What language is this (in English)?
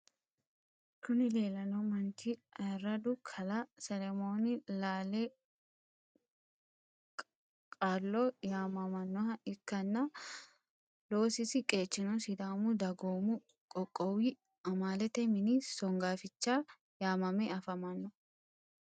Sidamo